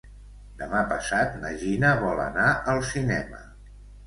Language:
Catalan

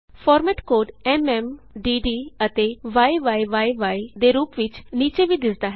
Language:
Punjabi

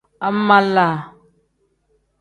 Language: Tem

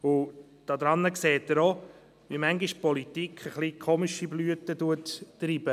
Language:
Swiss German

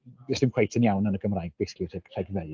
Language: Welsh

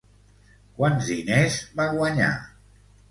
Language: Catalan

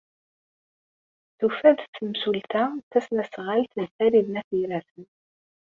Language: Kabyle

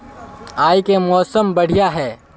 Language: Magahi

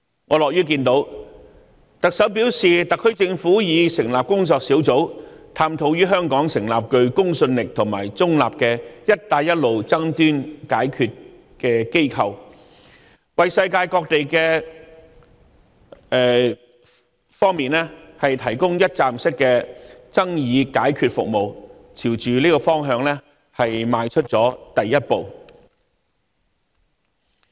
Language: Cantonese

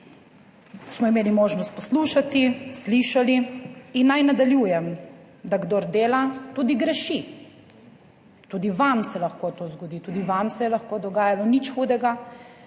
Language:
Slovenian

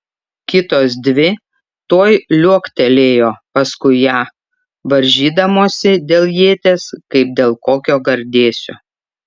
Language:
Lithuanian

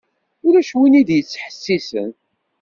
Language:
Kabyle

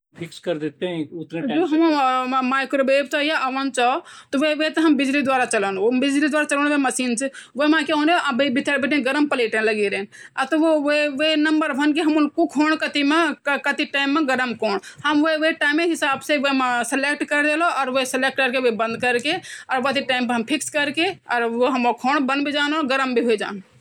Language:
Garhwali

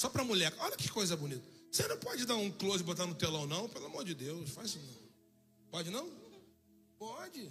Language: Portuguese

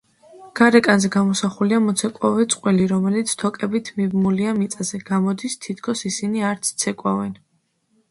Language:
Georgian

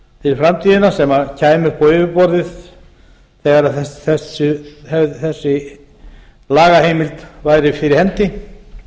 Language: Icelandic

